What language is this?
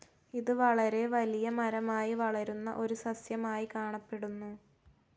Malayalam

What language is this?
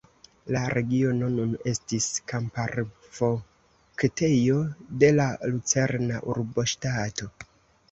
Esperanto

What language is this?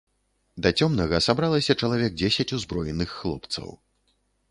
Belarusian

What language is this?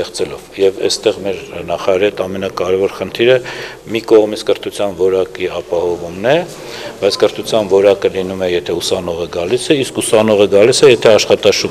Russian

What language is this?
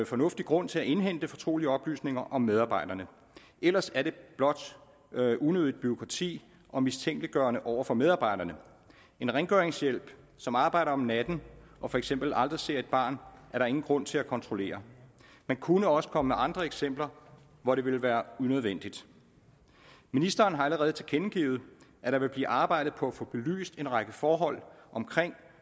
Danish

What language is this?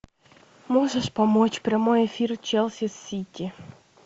Russian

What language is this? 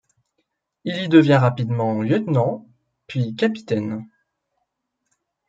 French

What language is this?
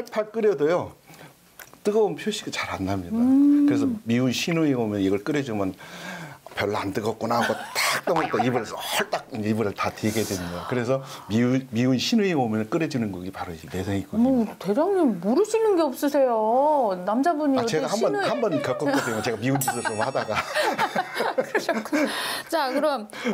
Korean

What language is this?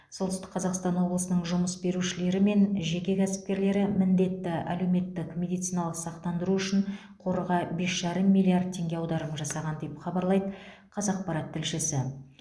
Kazakh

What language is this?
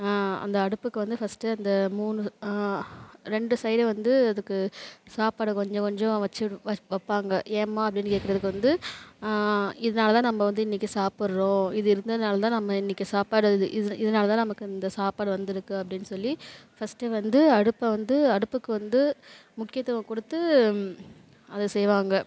Tamil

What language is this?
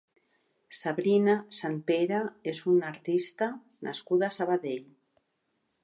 Catalan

